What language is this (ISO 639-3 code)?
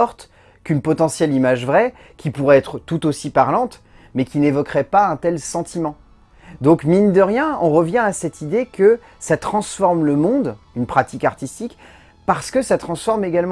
fra